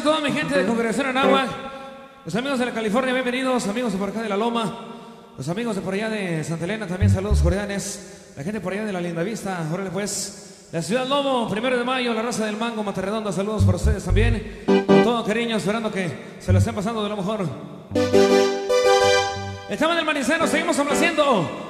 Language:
Spanish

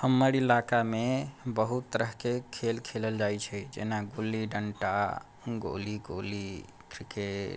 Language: Maithili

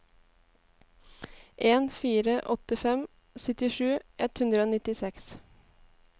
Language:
Norwegian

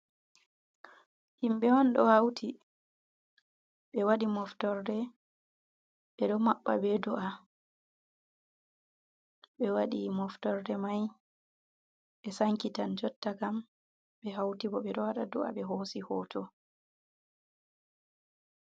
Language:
Fula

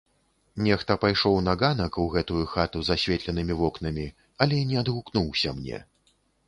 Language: Belarusian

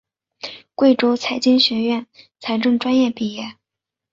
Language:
Chinese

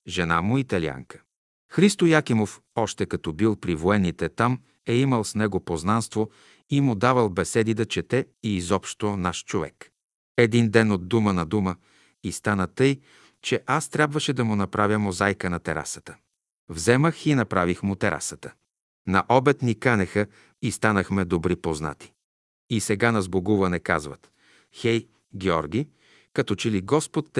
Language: Bulgarian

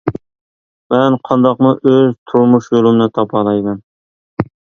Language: Uyghur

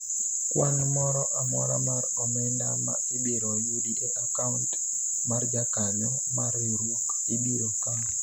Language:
Luo (Kenya and Tanzania)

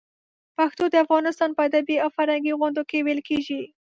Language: Pashto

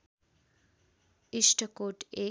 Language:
Nepali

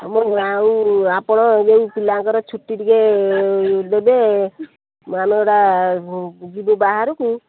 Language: Odia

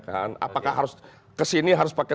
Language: Indonesian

